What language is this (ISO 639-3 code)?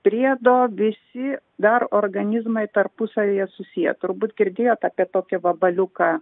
lit